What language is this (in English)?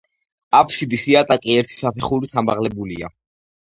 Georgian